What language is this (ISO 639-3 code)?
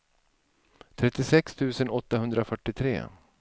swe